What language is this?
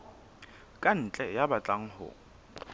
Southern Sotho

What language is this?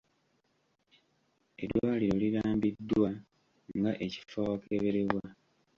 Ganda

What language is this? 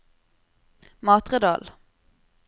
Norwegian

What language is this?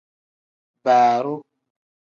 Tem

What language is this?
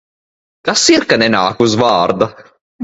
Latvian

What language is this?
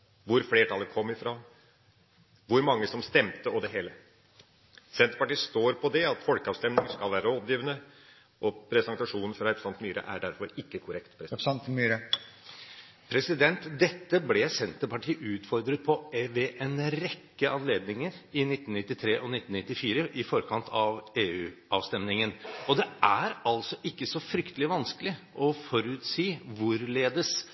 Norwegian Bokmål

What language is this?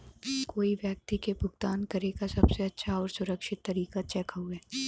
Bhojpuri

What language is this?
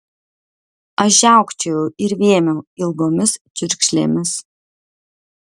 Lithuanian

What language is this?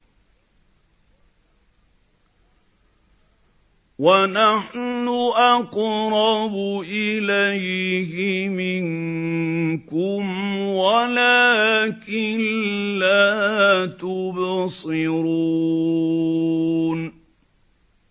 Arabic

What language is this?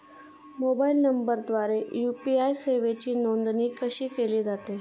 Marathi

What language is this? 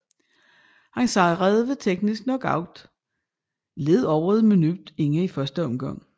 Danish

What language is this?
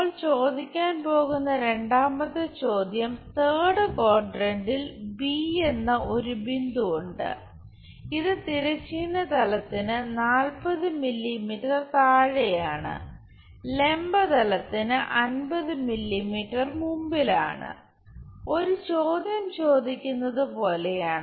Malayalam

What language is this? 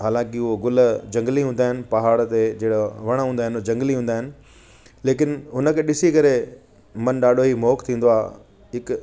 Sindhi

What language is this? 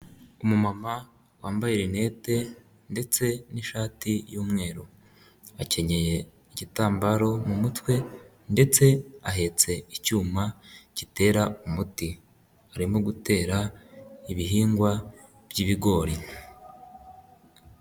Kinyarwanda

